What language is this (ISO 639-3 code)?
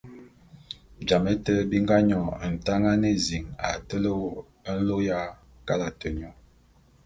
bum